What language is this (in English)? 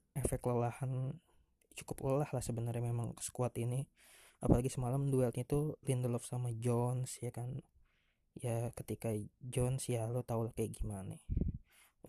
Indonesian